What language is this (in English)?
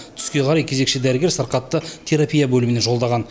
Kazakh